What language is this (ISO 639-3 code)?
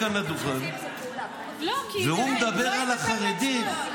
heb